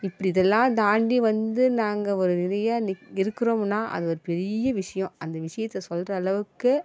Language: Tamil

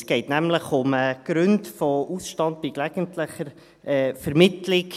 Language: Swiss German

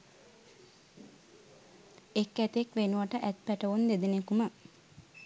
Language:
Sinhala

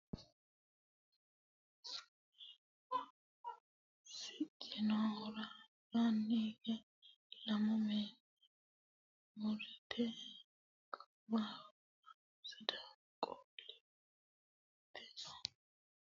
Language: Sidamo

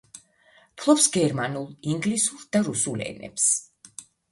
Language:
Georgian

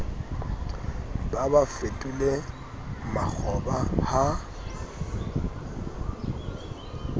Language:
Southern Sotho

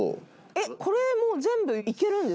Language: Japanese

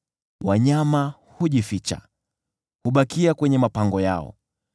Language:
Swahili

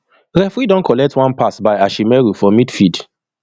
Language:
Nigerian Pidgin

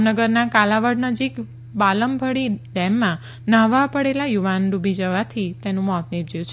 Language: Gujarati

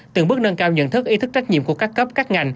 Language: Vietnamese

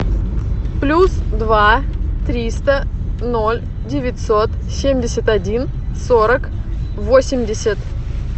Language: Russian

